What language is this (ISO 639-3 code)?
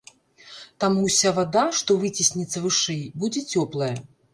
bel